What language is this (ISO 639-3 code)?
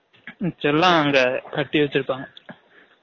tam